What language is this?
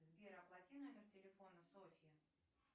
Russian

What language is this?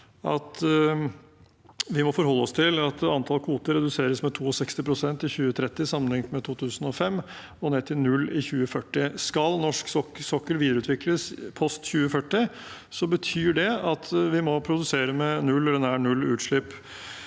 Norwegian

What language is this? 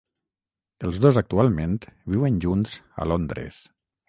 Catalan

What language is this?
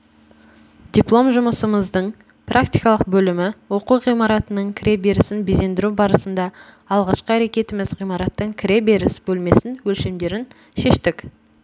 Kazakh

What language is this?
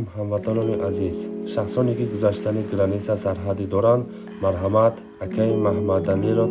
Turkish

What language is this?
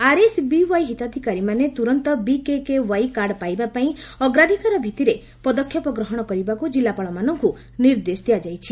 Odia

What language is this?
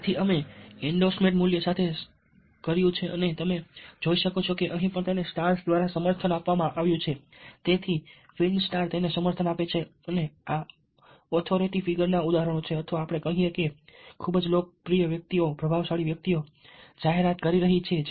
Gujarati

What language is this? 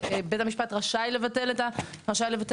Hebrew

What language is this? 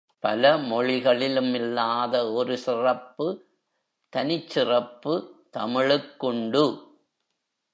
Tamil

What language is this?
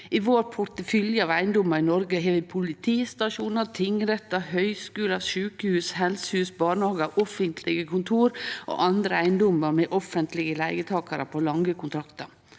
Norwegian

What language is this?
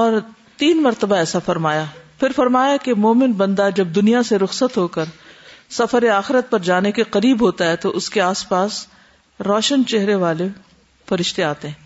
Urdu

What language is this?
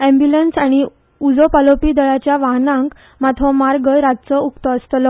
Konkani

